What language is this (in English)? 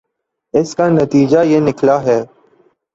Urdu